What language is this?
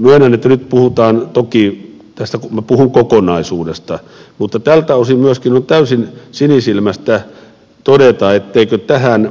Finnish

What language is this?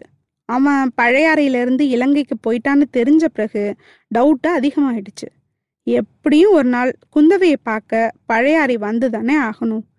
Tamil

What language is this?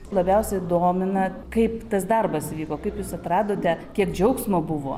Lithuanian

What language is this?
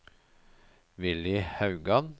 Norwegian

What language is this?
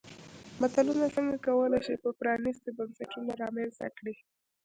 Pashto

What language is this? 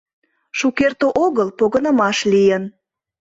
Mari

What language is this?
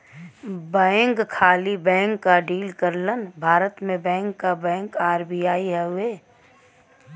Bhojpuri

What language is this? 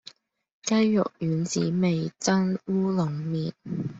Cantonese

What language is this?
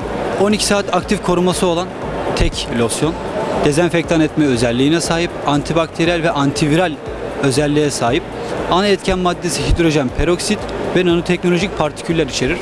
Turkish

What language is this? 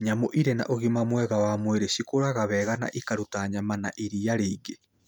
Kikuyu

